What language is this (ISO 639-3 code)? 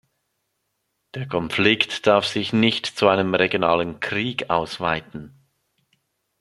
deu